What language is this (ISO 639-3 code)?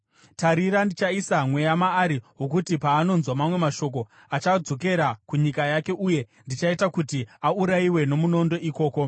sna